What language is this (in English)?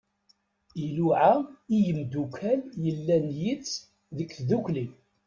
Kabyle